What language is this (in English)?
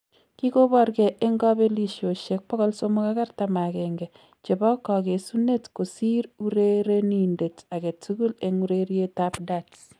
Kalenjin